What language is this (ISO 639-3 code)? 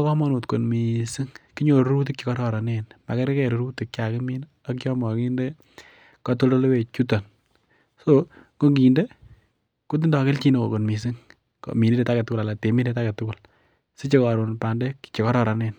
kln